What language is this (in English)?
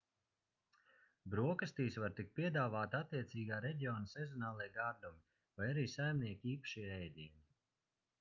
Latvian